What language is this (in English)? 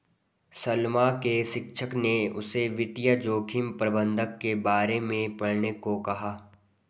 Hindi